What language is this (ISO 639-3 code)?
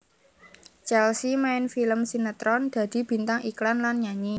jav